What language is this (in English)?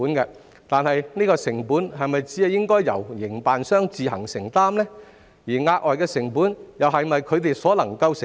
Cantonese